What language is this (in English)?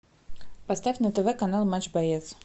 Russian